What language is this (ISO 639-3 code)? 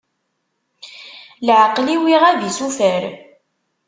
kab